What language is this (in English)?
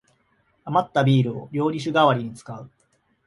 Japanese